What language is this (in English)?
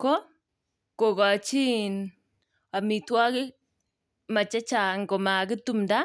Kalenjin